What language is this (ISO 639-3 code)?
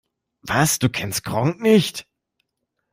deu